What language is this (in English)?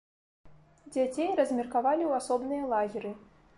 Belarusian